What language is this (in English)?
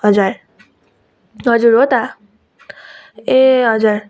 Nepali